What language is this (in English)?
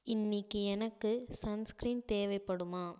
Tamil